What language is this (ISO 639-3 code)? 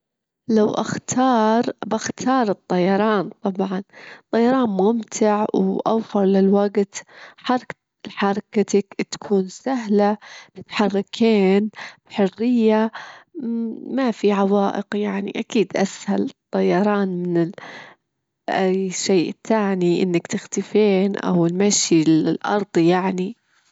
afb